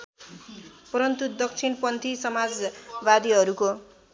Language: Nepali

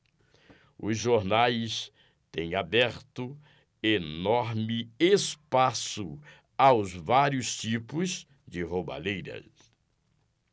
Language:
Portuguese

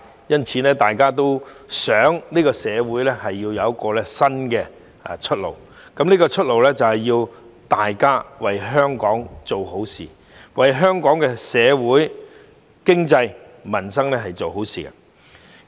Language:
Cantonese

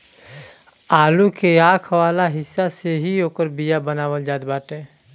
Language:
Bhojpuri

